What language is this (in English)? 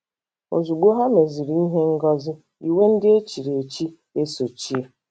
Igbo